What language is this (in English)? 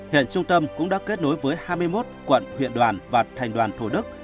Vietnamese